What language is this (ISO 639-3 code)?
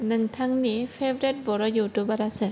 brx